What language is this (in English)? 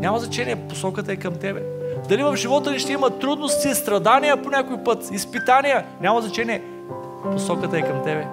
Bulgarian